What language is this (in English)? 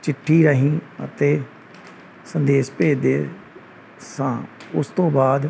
Punjabi